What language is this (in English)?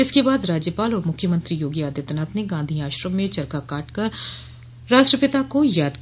Hindi